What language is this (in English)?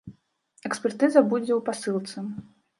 Belarusian